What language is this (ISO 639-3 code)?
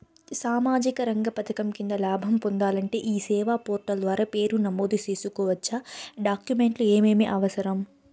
tel